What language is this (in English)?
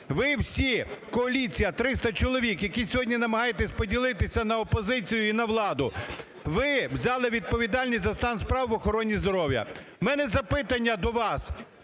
Ukrainian